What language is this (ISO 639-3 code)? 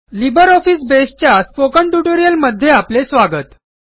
mar